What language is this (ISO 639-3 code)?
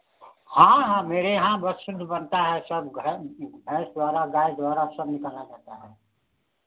hin